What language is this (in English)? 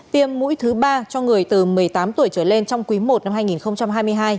Vietnamese